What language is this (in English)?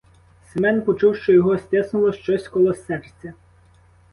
Ukrainian